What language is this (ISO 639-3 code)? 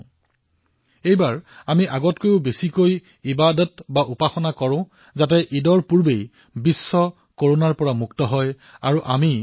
asm